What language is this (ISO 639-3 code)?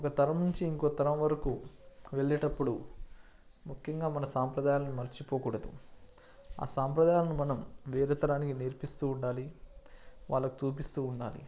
tel